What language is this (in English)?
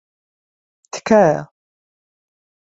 Central Kurdish